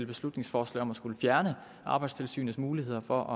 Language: Danish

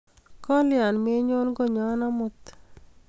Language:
Kalenjin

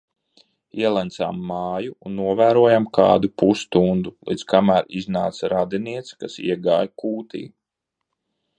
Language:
Latvian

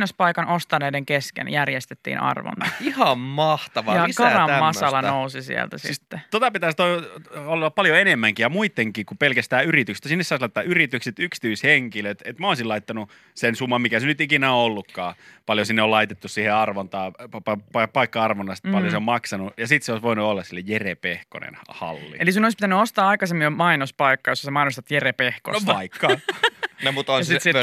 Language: Finnish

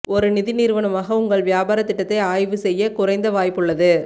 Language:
Tamil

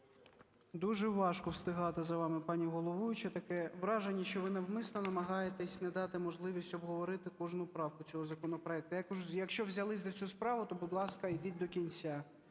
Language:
Ukrainian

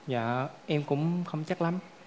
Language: Vietnamese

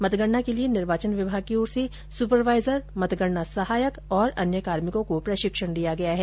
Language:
Hindi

